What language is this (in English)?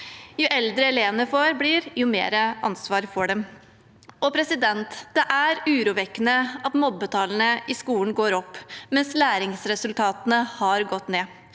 Norwegian